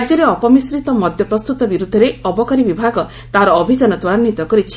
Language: Odia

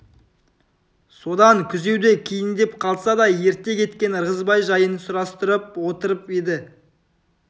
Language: Kazakh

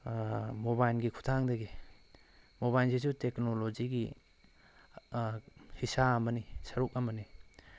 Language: Manipuri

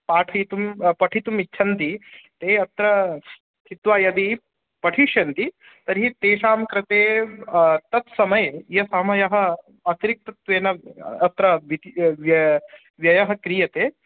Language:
Sanskrit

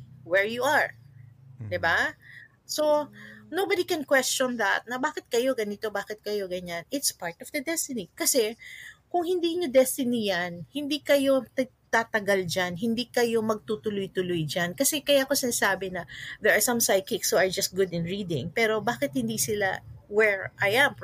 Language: Filipino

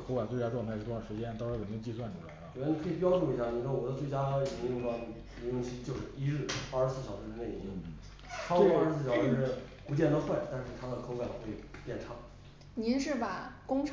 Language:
Chinese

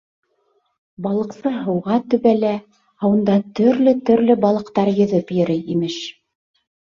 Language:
Bashkir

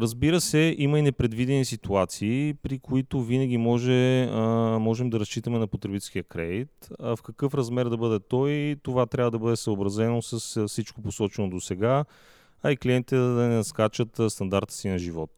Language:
Bulgarian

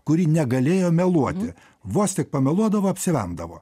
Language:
Lithuanian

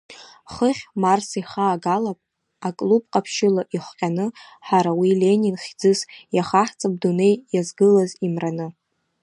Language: Abkhazian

